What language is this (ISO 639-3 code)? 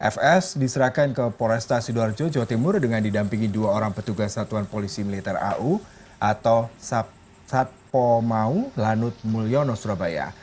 ind